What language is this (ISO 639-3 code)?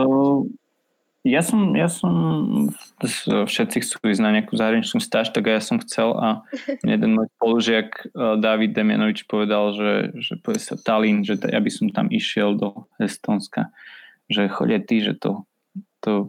slk